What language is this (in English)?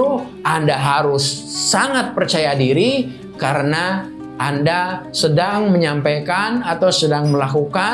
Indonesian